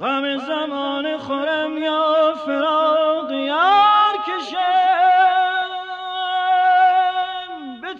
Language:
Persian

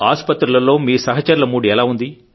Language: Telugu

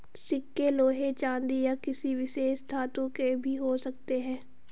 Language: Hindi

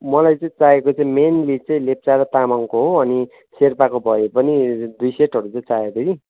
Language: Nepali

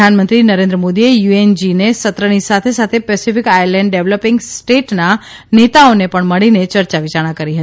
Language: Gujarati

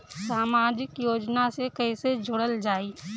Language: Bhojpuri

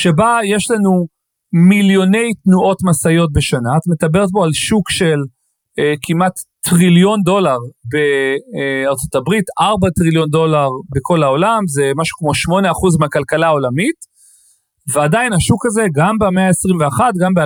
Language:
Hebrew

